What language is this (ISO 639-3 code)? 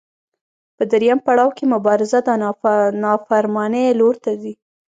pus